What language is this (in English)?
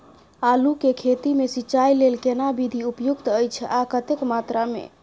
Maithili